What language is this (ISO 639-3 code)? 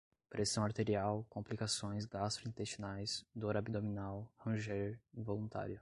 por